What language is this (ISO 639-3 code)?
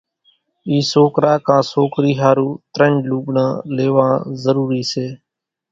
gjk